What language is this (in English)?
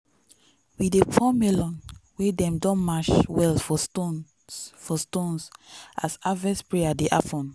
Nigerian Pidgin